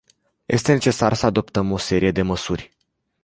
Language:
Romanian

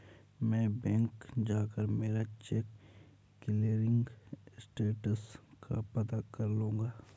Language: Hindi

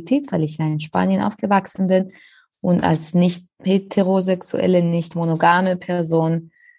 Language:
German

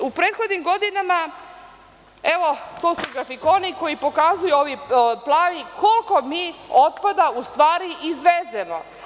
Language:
Serbian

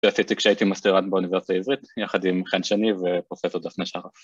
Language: Hebrew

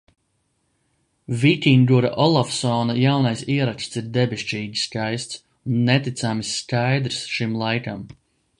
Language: Latvian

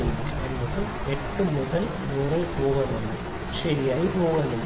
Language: Malayalam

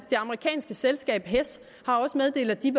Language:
Danish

